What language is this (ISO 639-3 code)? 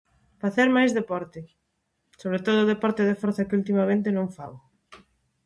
glg